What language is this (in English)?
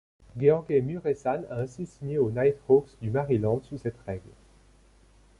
French